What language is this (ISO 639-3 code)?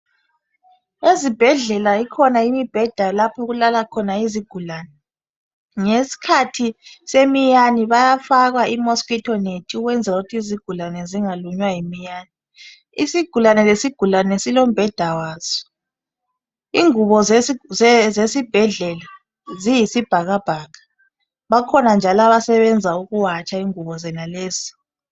nde